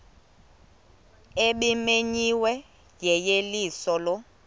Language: Xhosa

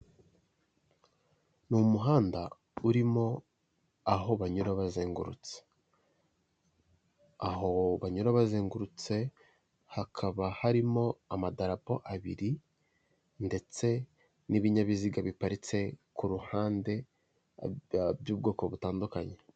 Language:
Kinyarwanda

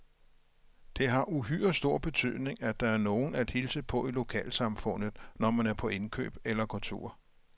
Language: Danish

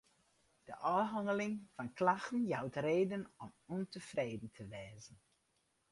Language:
Western Frisian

